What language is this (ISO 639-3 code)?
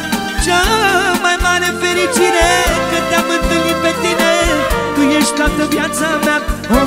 ron